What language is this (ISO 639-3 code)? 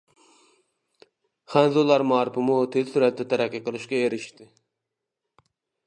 uig